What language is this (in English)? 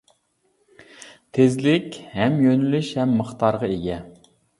Uyghur